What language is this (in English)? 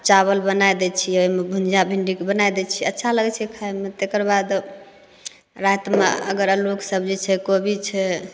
Maithili